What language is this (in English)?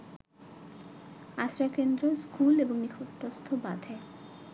Bangla